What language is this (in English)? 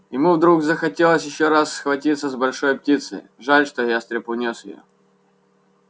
Russian